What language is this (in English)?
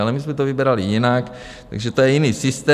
Czech